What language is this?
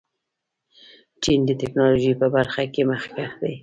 Pashto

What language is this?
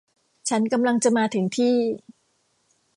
Thai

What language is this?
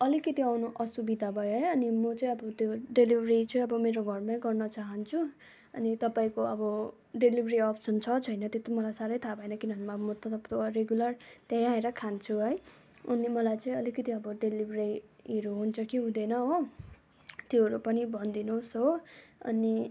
Nepali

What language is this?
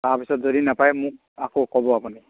Assamese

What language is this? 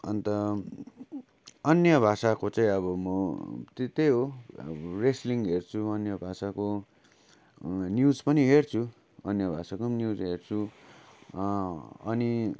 Nepali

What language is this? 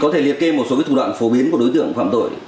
Vietnamese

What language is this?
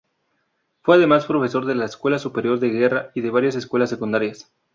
Spanish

